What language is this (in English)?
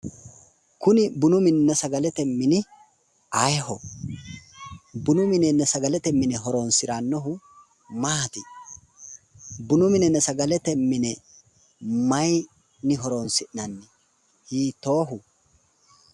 Sidamo